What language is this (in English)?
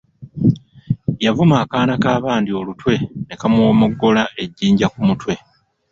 Ganda